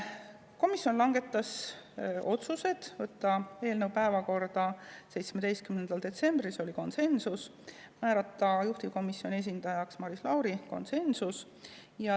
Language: Estonian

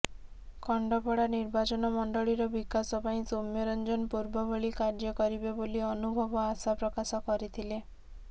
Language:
Odia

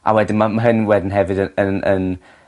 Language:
Welsh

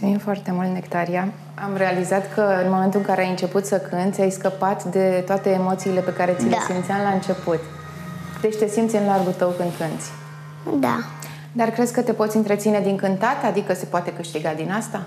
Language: Romanian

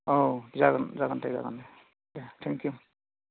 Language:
Bodo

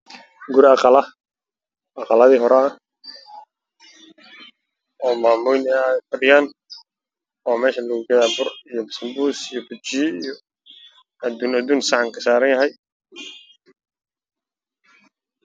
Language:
Somali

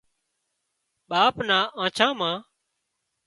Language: Wadiyara Koli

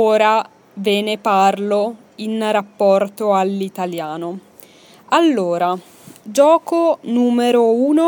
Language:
Italian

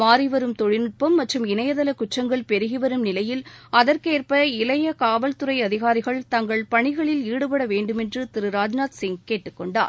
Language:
Tamil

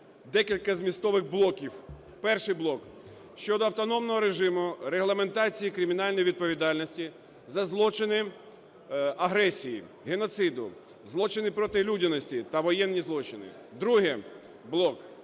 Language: Ukrainian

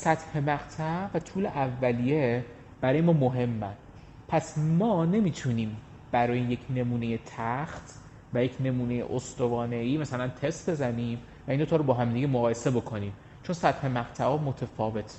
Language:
Persian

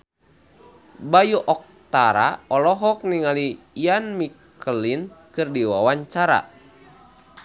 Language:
Sundanese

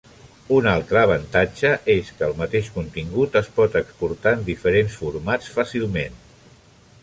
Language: Catalan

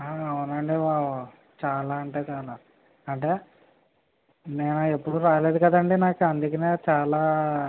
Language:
Telugu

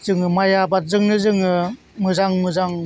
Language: Bodo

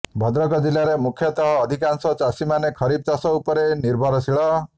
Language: Odia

